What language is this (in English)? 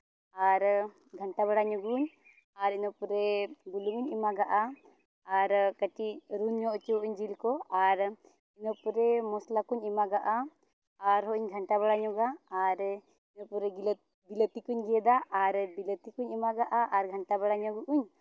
Santali